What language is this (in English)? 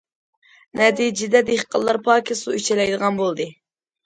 Uyghur